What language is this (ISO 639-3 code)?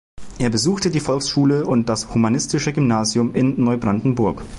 deu